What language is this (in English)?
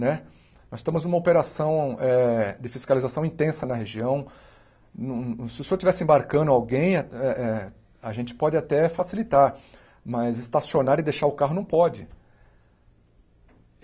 Portuguese